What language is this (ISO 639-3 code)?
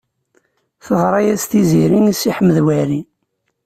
kab